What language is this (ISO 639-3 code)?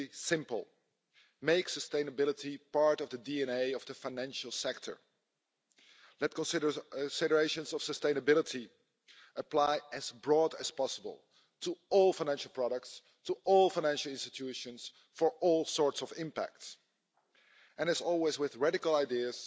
eng